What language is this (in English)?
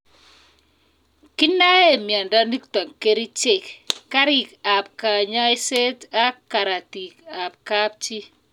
Kalenjin